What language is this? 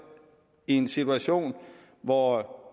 Danish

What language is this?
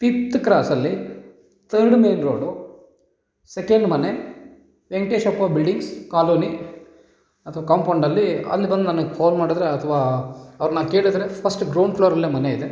Kannada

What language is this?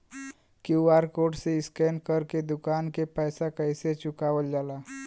Bhojpuri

